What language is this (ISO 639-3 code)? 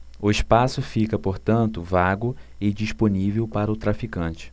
por